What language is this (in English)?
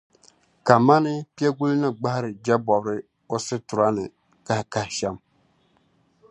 Dagbani